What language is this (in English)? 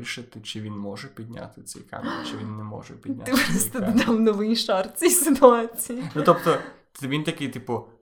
Ukrainian